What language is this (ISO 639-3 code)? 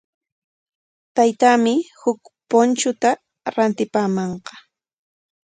qwa